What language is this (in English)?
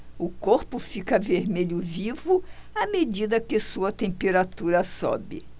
Portuguese